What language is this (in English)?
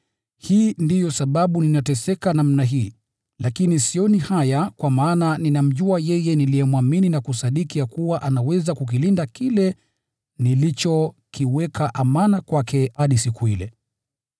Swahili